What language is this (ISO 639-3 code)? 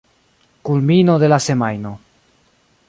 epo